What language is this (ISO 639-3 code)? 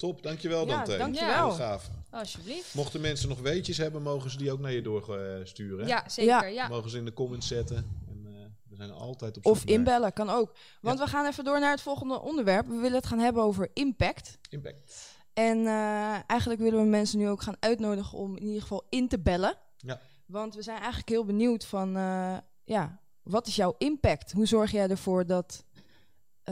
nld